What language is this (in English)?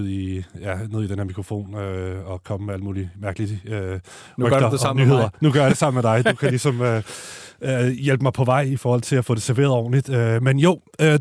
Danish